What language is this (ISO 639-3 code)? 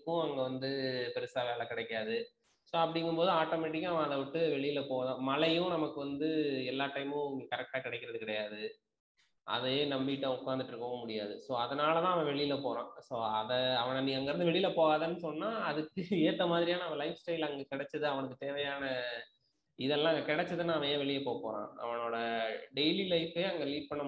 tam